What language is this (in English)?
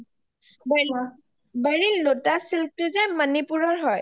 Assamese